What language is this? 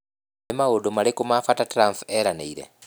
Kikuyu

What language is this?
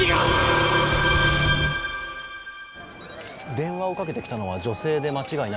Japanese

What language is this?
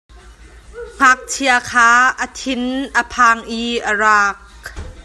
Hakha Chin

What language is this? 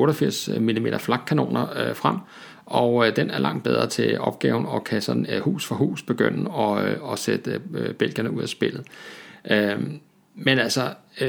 Danish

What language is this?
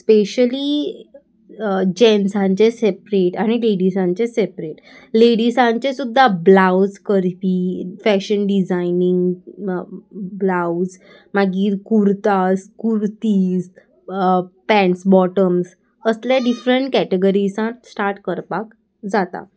Konkani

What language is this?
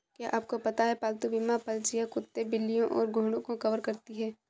Hindi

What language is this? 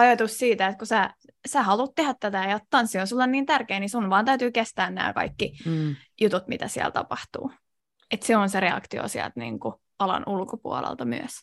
Finnish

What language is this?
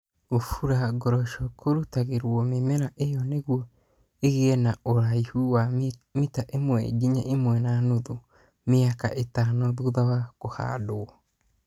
Kikuyu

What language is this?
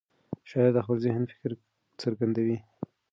Pashto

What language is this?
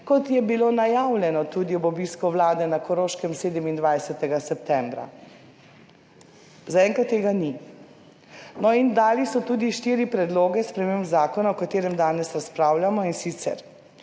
Slovenian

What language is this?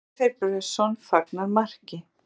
Icelandic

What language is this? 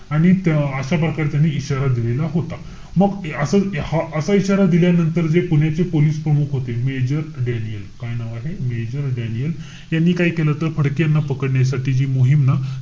Marathi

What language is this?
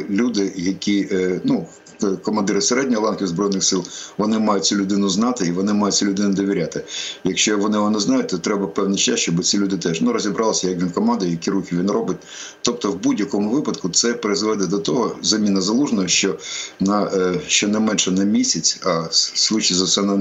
Ukrainian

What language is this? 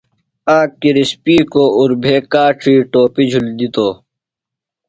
Phalura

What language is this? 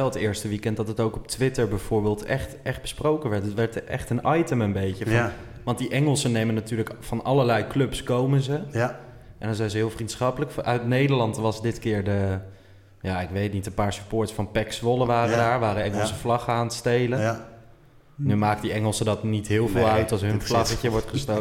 Dutch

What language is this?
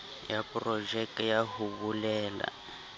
Southern Sotho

